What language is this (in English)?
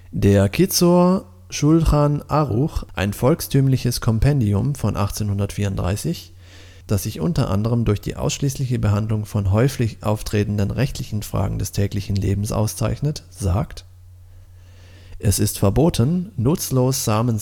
German